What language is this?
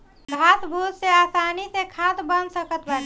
Bhojpuri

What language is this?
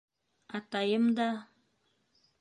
Bashkir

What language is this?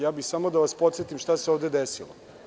Serbian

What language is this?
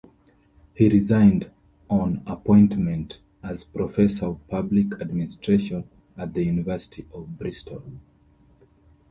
English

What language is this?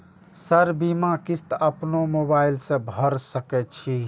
Maithili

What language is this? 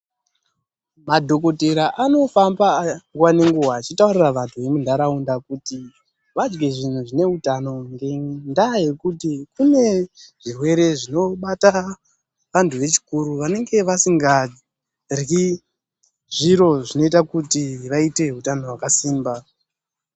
Ndau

